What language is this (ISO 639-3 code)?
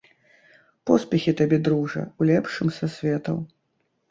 bel